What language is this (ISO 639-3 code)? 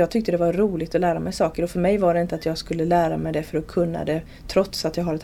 swe